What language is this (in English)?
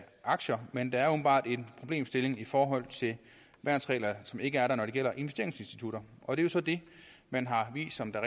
Danish